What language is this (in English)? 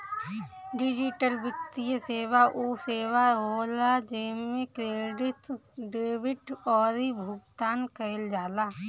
Bhojpuri